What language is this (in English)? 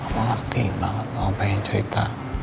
Indonesian